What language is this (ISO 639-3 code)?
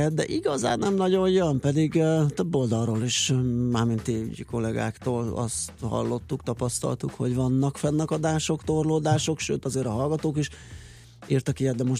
hun